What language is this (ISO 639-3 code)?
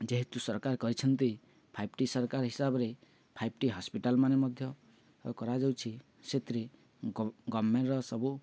ori